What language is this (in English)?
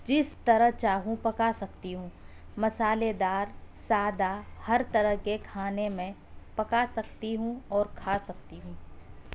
Urdu